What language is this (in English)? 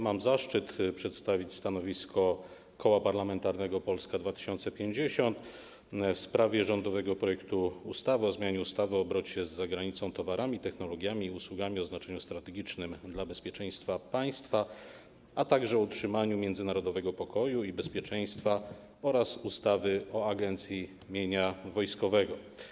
Polish